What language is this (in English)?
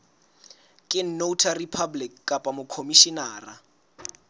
Southern Sotho